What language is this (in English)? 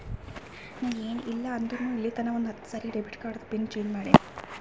Kannada